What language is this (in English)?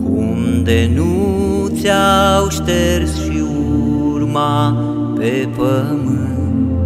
Romanian